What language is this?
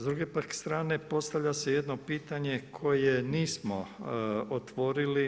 Croatian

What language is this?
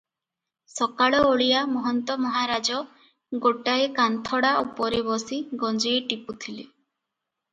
Odia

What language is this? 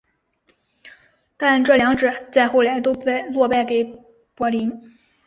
Chinese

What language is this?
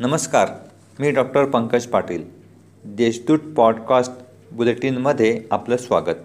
Marathi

